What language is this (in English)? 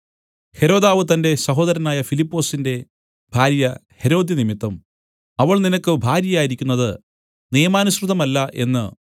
Malayalam